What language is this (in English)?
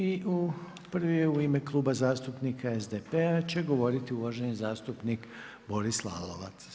Croatian